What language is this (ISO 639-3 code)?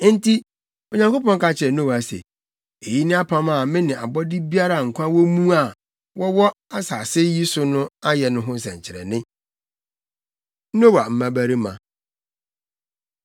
aka